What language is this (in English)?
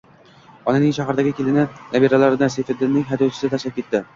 Uzbek